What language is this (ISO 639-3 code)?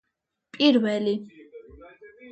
kat